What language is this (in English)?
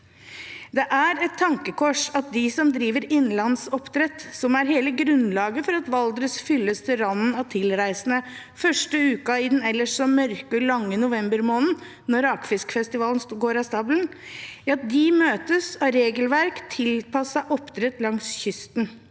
Norwegian